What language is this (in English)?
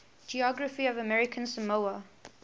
English